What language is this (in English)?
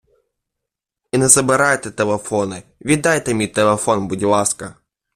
Ukrainian